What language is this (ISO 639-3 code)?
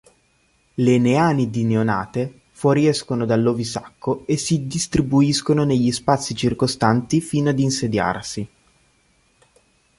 ita